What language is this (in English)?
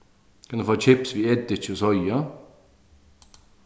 Faroese